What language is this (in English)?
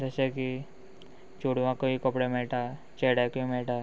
Konkani